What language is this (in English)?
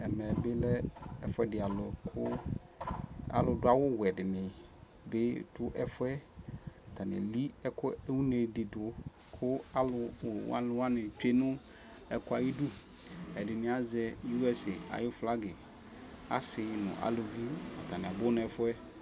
Ikposo